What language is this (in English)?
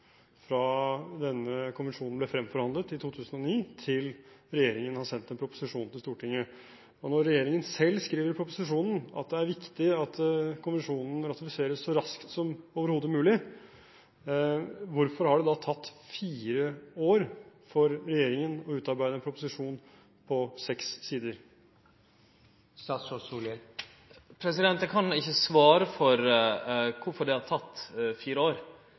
Norwegian